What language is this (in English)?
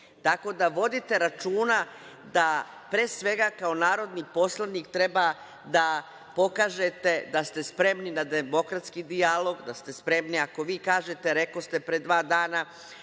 Serbian